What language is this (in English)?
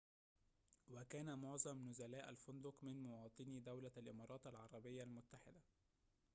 Arabic